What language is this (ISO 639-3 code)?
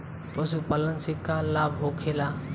bho